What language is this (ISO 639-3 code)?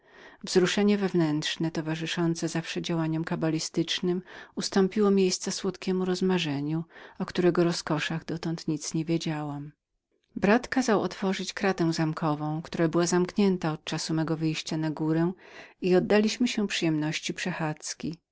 pol